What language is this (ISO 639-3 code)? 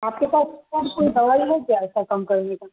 urd